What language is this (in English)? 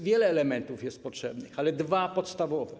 Polish